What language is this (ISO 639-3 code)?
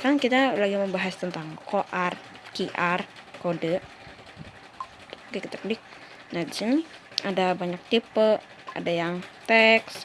ind